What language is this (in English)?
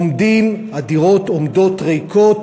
Hebrew